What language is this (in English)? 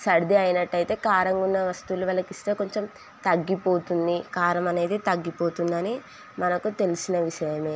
Telugu